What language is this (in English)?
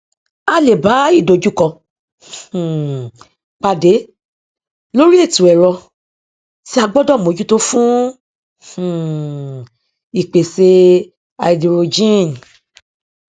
Yoruba